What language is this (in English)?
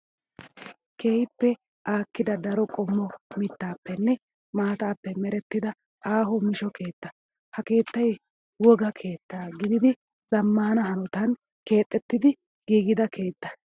Wolaytta